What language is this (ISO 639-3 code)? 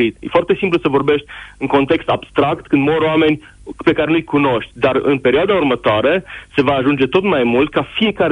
ron